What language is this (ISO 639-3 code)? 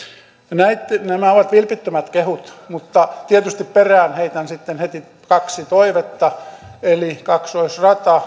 fin